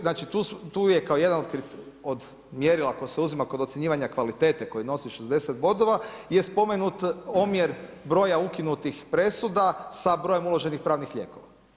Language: Croatian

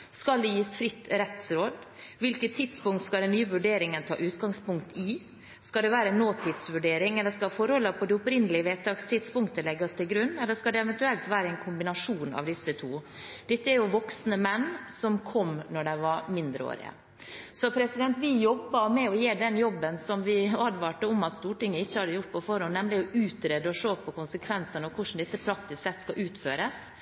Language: Norwegian Bokmål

